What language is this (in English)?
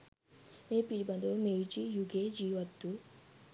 Sinhala